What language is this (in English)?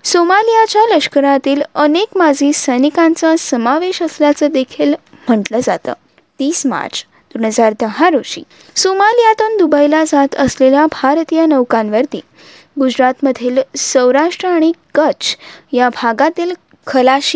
Marathi